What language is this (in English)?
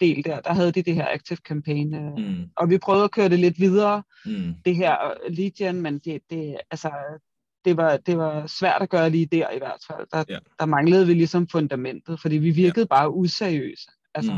Danish